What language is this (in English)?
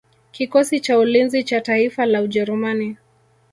Swahili